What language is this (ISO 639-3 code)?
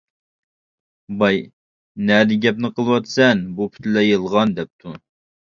uig